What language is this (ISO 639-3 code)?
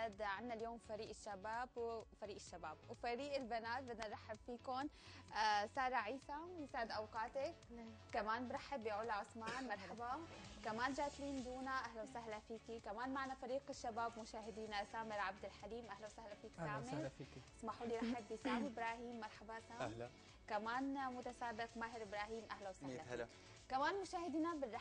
ara